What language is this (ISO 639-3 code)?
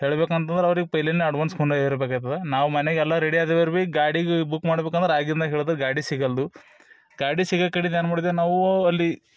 kan